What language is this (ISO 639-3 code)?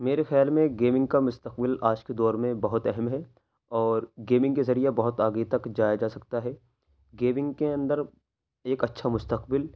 urd